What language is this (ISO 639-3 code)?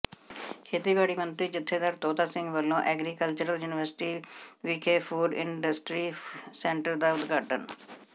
pan